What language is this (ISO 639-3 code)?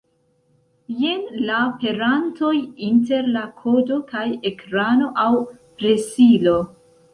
epo